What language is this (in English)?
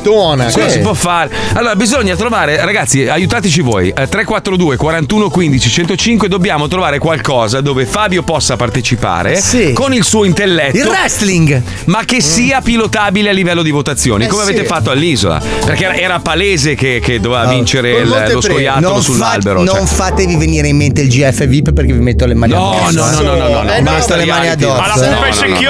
Italian